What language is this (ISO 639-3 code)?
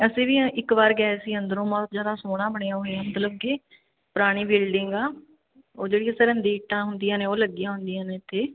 pan